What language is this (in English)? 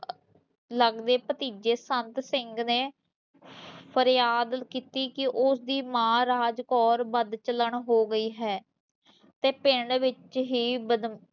Punjabi